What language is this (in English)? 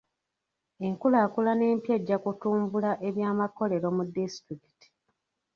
Ganda